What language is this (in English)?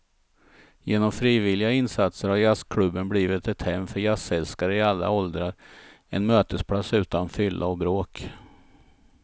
Swedish